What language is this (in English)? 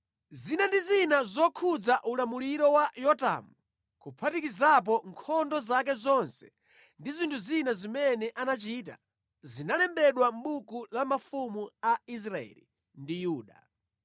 Nyanja